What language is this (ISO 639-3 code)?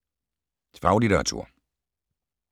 dan